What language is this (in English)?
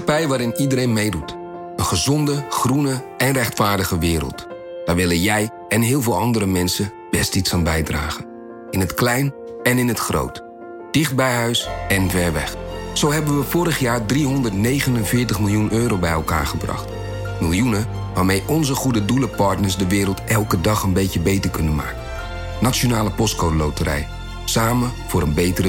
Dutch